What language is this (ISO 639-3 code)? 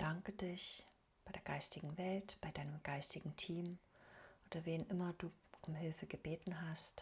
deu